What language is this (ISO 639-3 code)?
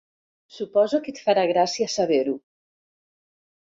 cat